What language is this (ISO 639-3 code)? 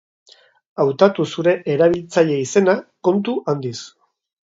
eus